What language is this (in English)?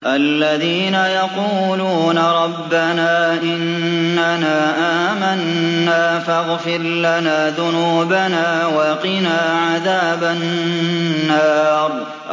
Arabic